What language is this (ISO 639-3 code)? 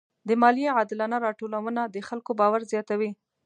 pus